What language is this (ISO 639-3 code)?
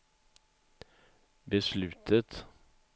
swe